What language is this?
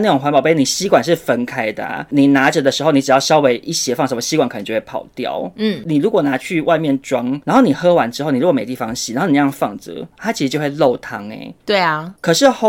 Chinese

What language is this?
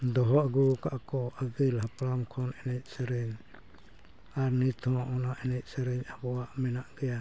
Santali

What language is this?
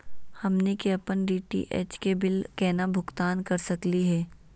Magahi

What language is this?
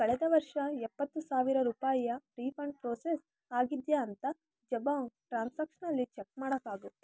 Kannada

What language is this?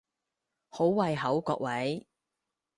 Cantonese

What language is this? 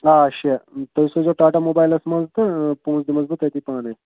Kashmiri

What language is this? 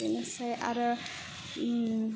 Bodo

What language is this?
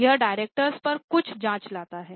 Hindi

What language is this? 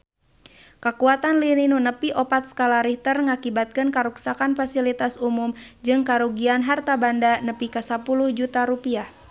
Sundanese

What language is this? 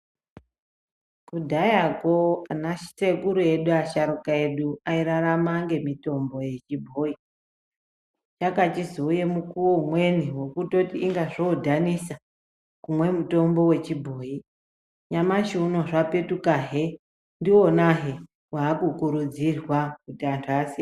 Ndau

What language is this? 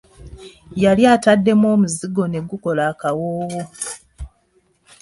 Ganda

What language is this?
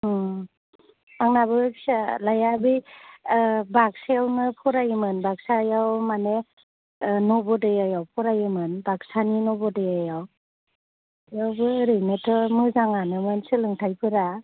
Bodo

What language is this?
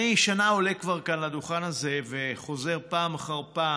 Hebrew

